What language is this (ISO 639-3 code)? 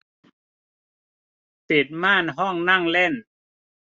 tha